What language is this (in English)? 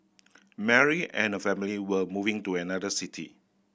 English